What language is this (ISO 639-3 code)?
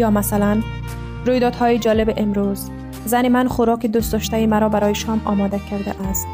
fas